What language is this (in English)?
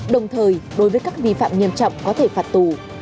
Vietnamese